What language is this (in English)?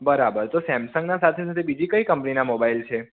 Gujarati